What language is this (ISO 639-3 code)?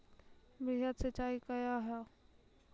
mai